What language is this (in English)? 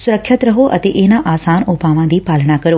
Punjabi